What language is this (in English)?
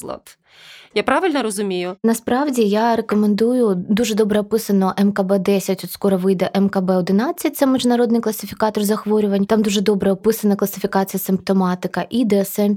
Ukrainian